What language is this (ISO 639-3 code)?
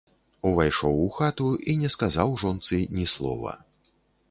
bel